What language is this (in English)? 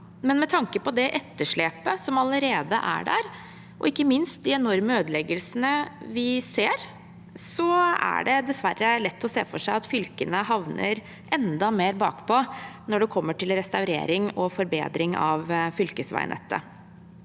Norwegian